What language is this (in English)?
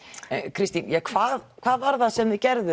Icelandic